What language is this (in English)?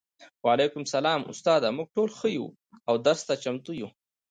Pashto